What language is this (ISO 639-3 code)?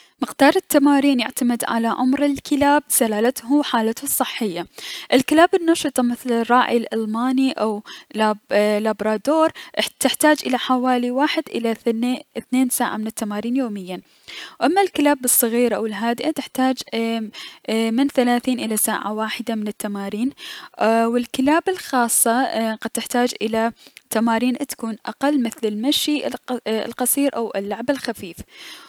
acm